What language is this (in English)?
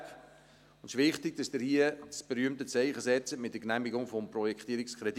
Swiss German